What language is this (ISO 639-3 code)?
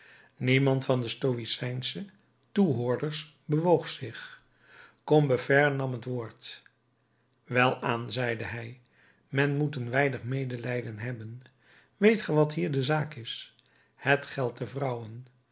nld